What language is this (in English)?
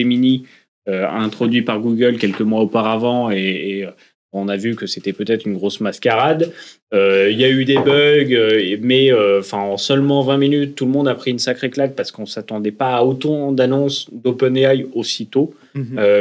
French